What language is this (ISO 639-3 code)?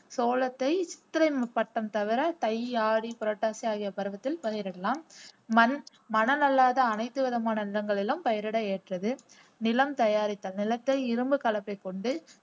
tam